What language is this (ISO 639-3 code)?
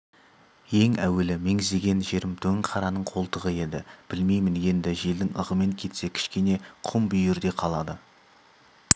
kaz